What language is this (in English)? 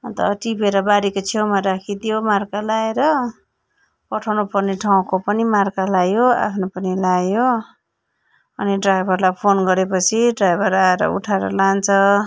Nepali